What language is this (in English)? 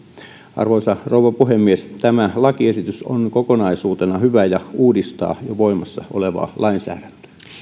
Finnish